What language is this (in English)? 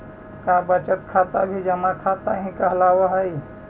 Magahi